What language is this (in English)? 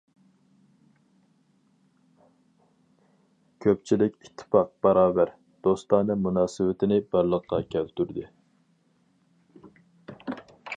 Uyghur